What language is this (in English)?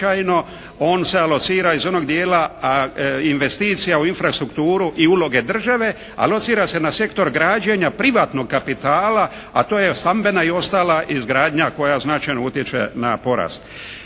Croatian